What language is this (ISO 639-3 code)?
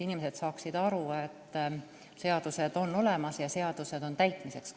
est